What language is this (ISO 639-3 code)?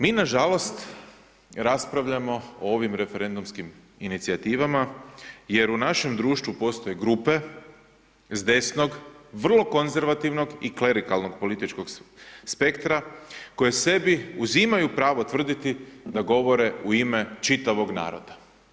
hrv